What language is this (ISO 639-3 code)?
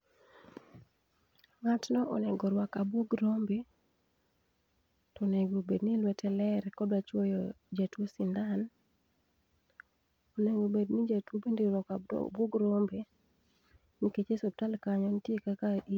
luo